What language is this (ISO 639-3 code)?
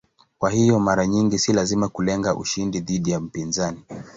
swa